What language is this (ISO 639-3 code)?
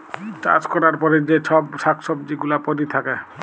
ben